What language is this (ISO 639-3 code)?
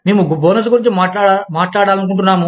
tel